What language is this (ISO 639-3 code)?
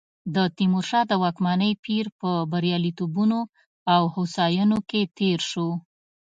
pus